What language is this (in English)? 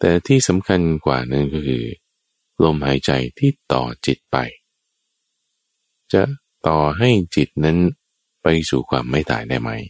Thai